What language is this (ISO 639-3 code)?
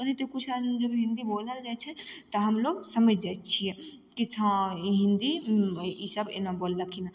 mai